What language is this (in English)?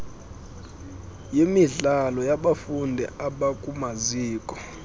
Xhosa